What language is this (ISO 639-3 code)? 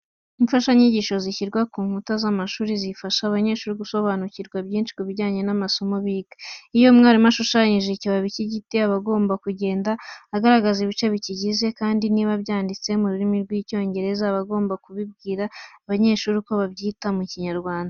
kin